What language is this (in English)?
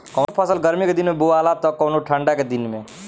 Bhojpuri